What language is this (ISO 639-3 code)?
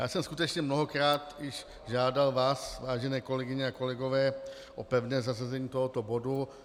ces